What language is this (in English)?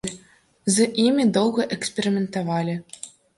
Belarusian